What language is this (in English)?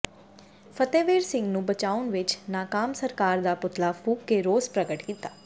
Punjabi